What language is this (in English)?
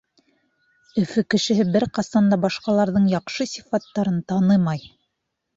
Bashkir